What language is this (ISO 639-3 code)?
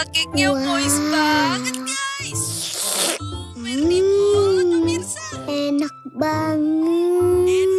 ind